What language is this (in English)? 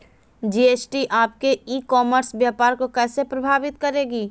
Magahi